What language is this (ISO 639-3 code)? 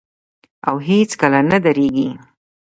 pus